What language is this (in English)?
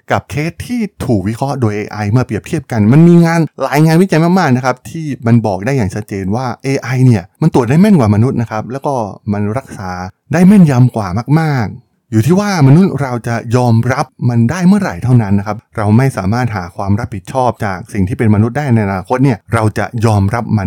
Thai